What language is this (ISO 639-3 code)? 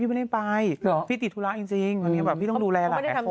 tha